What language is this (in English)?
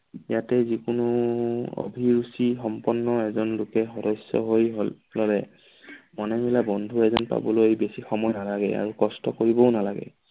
Assamese